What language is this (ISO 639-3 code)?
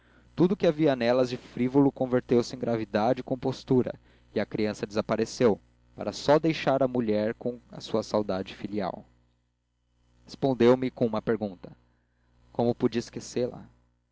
por